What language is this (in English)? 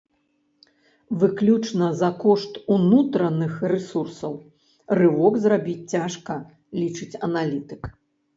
Belarusian